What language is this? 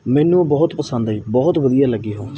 Punjabi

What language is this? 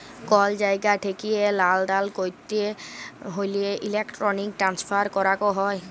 Bangla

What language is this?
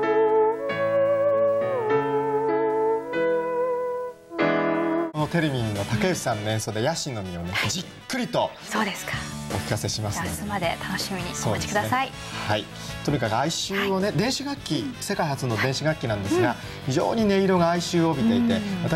Japanese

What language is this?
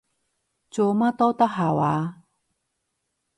Cantonese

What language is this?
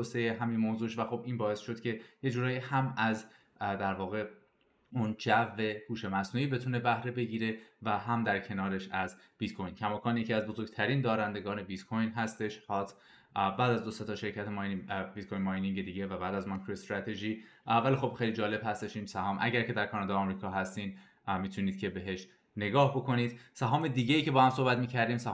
Persian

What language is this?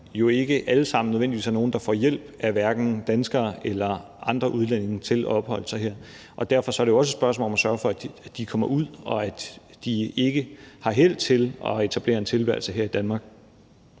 Danish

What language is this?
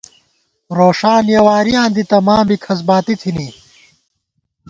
Gawar-Bati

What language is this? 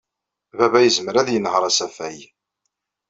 Kabyle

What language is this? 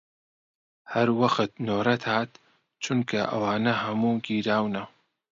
Central Kurdish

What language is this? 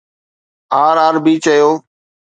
Sindhi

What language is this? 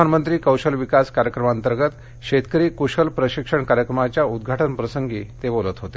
Marathi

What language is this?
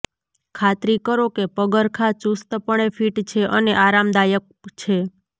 Gujarati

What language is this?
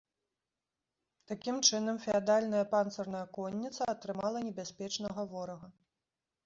Belarusian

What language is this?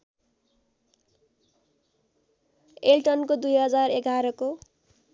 Nepali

